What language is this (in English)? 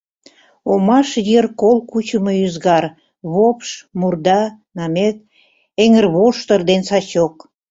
Mari